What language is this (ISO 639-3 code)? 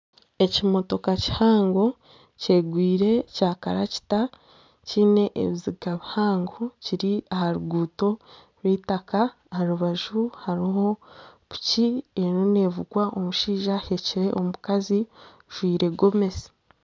nyn